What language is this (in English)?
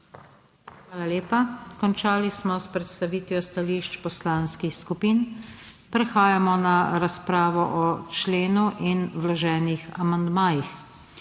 Slovenian